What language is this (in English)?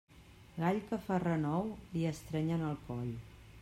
Catalan